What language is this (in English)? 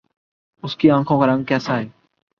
Urdu